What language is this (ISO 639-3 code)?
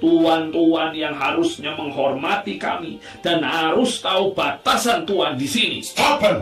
ind